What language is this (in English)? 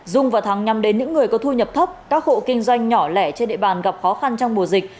Vietnamese